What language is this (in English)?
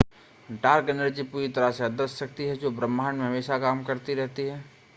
Hindi